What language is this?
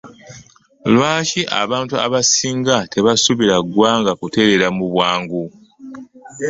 Ganda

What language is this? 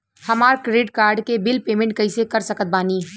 Bhojpuri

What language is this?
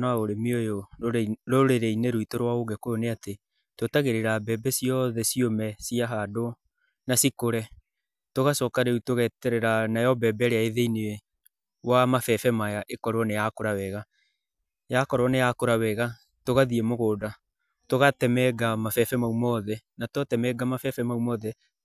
Kikuyu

